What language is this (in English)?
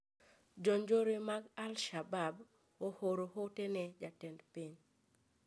Luo (Kenya and Tanzania)